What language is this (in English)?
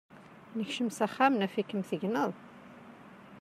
Kabyle